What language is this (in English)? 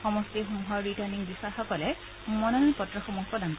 Assamese